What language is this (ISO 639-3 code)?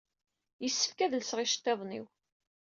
kab